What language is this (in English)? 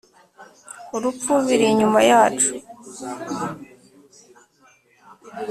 Kinyarwanda